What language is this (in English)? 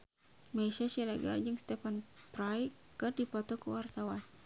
Sundanese